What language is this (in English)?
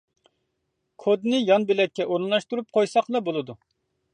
Uyghur